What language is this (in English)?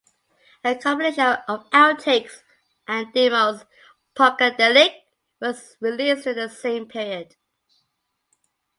English